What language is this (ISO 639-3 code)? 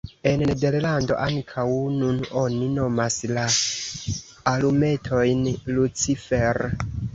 epo